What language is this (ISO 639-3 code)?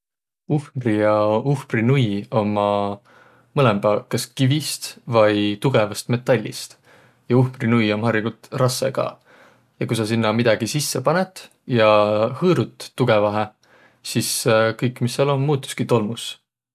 vro